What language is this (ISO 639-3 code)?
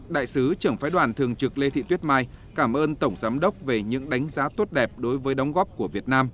vie